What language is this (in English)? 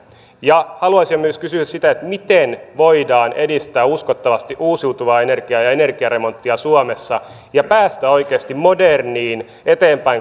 Finnish